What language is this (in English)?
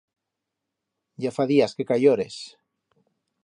Aragonese